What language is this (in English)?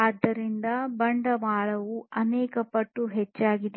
Kannada